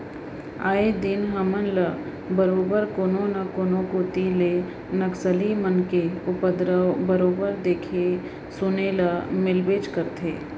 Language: Chhattisgarhi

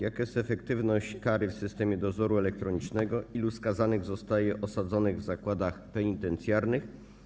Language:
Polish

